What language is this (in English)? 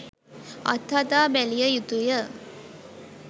Sinhala